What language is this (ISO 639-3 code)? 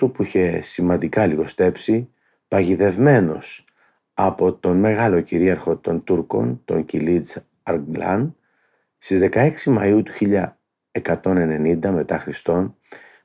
ell